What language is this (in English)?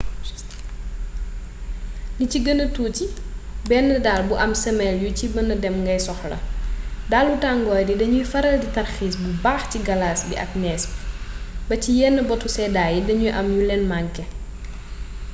Wolof